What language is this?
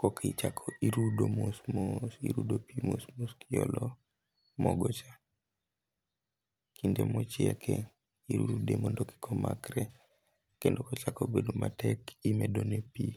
Luo (Kenya and Tanzania)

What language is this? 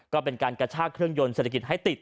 Thai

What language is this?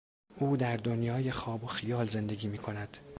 Persian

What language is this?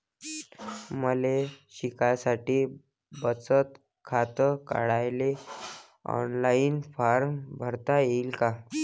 Marathi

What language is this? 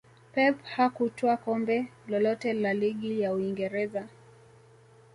Swahili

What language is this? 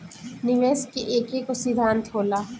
Bhojpuri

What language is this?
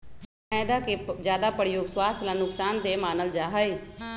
Magahi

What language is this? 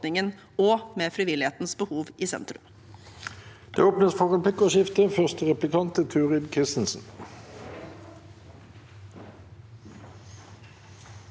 Norwegian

